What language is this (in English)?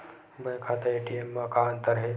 Chhattisgarhi